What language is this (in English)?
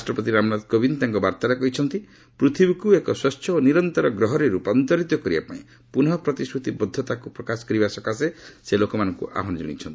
Odia